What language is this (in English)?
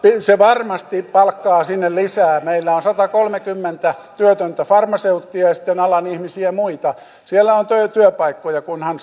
Finnish